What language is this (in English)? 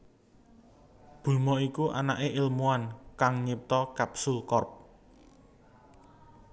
Javanese